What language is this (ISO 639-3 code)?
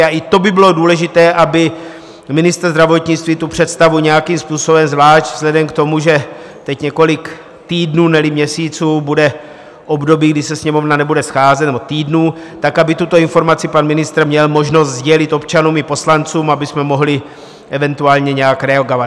ces